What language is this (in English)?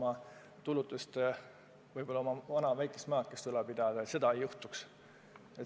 Estonian